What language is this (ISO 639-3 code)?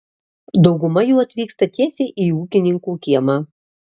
lit